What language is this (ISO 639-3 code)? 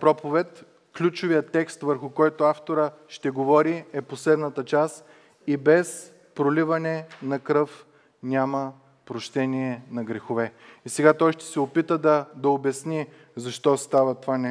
bul